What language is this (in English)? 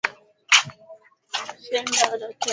Swahili